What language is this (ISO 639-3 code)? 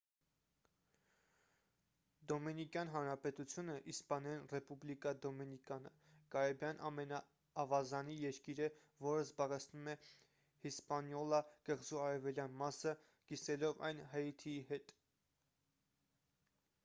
hye